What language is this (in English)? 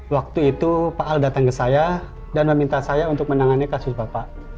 Indonesian